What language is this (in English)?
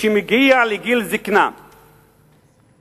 Hebrew